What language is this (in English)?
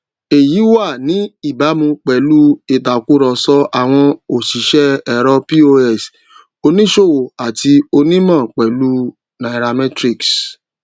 Yoruba